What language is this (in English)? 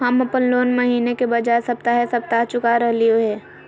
Magahi